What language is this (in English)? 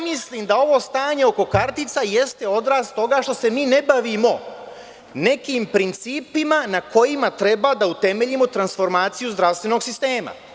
Serbian